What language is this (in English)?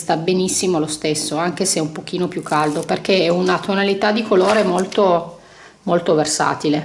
Italian